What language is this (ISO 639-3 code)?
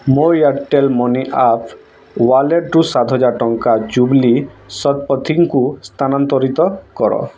ori